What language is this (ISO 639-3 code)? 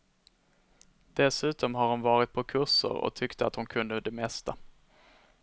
swe